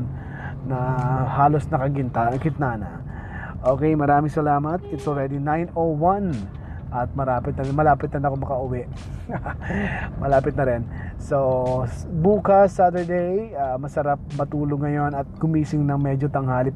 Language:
Filipino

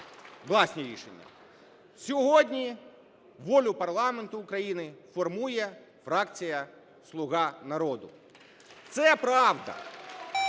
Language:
Ukrainian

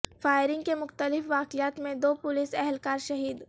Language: Urdu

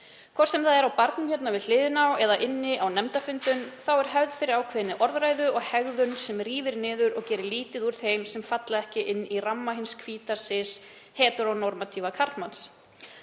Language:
Icelandic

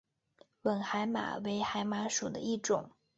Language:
Chinese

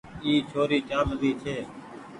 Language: Goaria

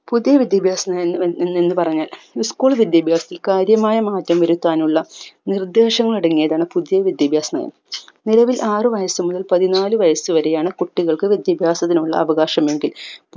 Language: Malayalam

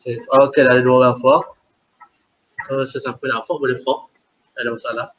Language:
Malay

